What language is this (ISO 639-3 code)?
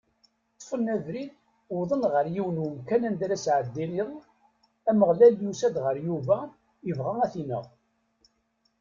kab